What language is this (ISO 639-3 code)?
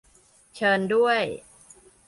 tha